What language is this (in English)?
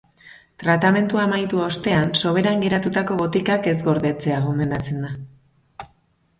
Basque